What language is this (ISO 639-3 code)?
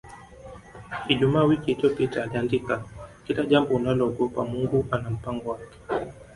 swa